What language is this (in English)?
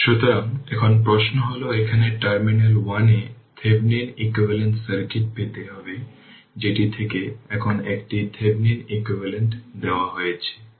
Bangla